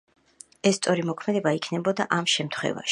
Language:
Georgian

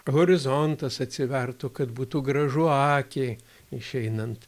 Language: Lithuanian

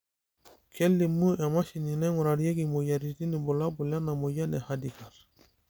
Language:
Masai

